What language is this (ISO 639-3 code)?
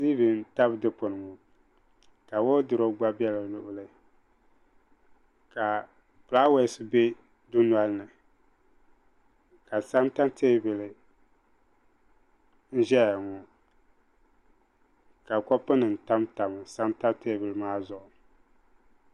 dag